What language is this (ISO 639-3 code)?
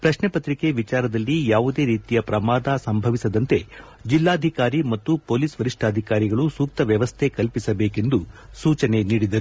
kan